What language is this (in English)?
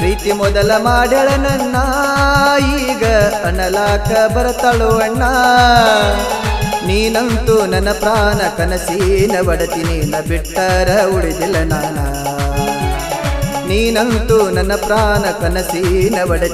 Arabic